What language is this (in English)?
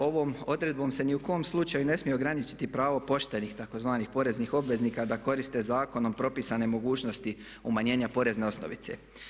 Croatian